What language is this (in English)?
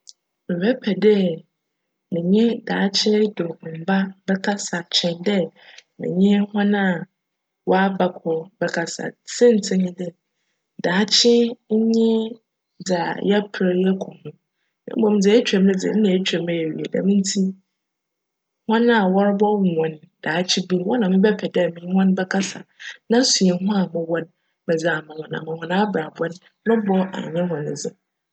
Akan